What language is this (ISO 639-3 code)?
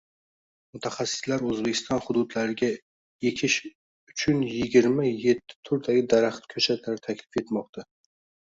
uzb